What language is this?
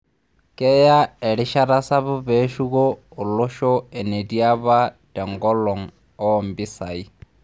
Masai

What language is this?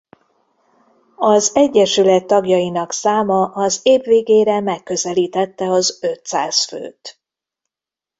Hungarian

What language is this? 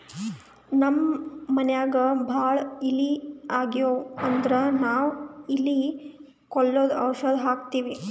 Kannada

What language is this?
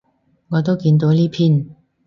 Cantonese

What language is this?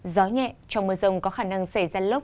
Vietnamese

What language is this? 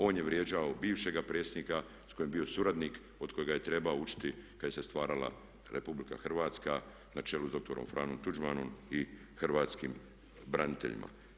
Croatian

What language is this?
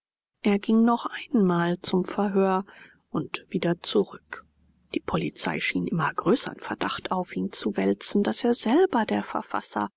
German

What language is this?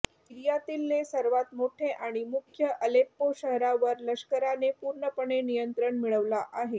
Marathi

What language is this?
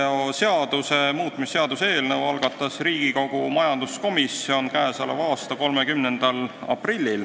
Estonian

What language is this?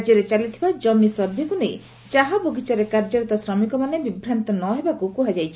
Odia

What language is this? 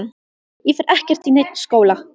Icelandic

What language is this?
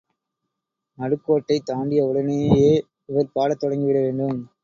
Tamil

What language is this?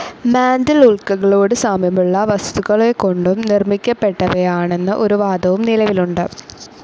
Malayalam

